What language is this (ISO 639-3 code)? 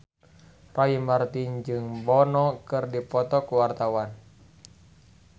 sun